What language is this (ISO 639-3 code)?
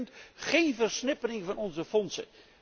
nld